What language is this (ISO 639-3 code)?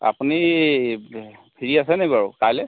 asm